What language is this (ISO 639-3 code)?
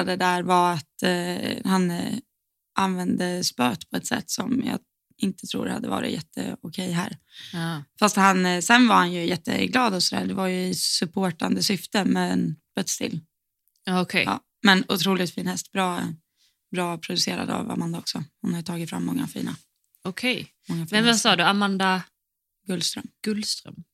swe